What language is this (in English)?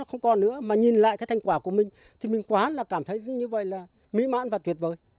Vietnamese